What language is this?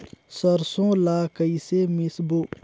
Chhattisgarhi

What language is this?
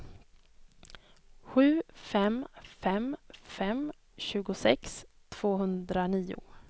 Swedish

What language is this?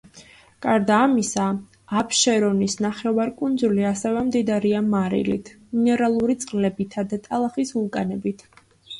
Georgian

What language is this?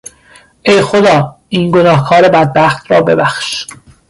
Persian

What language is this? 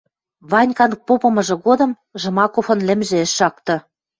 Western Mari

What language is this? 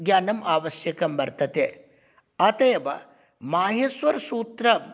Sanskrit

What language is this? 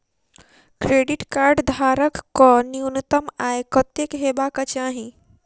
Maithili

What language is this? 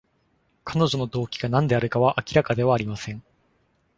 Japanese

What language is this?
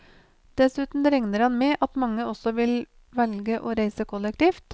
Norwegian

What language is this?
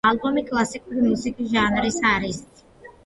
Georgian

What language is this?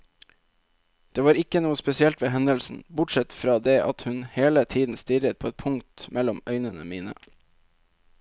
Norwegian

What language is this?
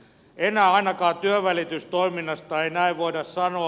Finnish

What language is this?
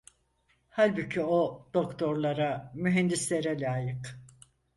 Turkish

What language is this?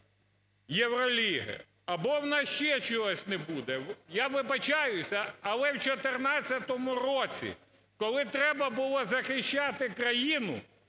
Ukrainian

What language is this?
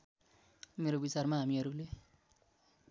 Nepali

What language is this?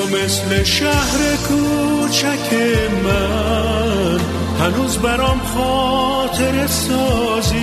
Persian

